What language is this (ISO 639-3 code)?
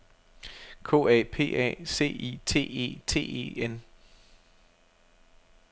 dan